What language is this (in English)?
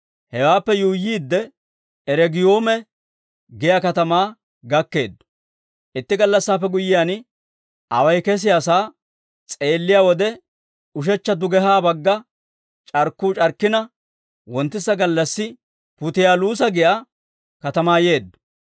Dawro